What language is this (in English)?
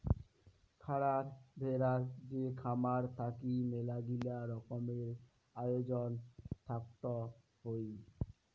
Bangla